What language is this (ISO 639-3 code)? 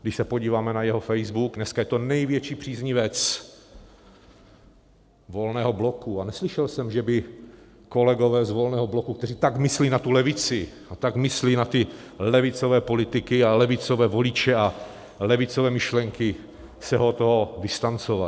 ces